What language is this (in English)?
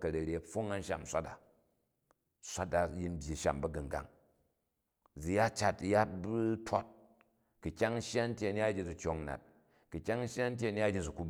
Jju